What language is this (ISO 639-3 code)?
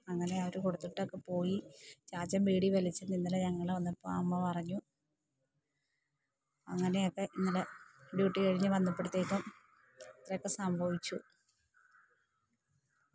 mal